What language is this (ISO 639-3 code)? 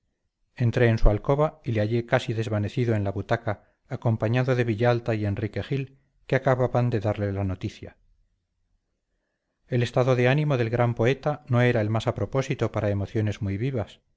spa